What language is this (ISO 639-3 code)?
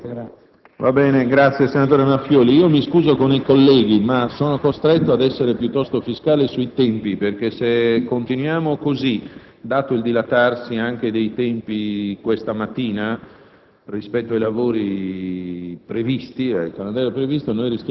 ita